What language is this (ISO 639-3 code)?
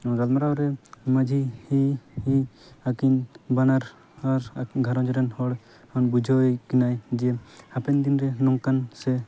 sat